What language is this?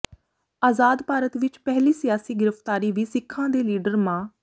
Punjabi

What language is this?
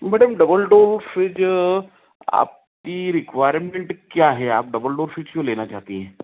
Hindi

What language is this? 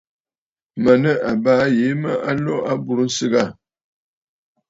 Bafut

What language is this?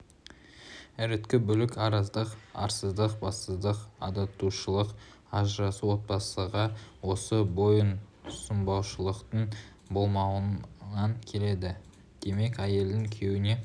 Kazakh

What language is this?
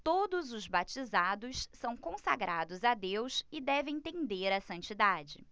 Portuguese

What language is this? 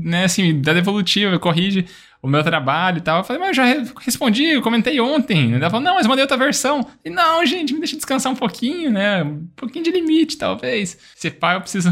Portuguese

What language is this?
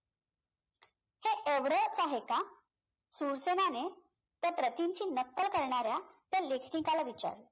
Marathi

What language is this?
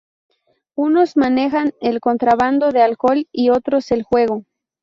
Spanish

